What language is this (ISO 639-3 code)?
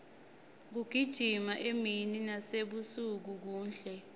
ssw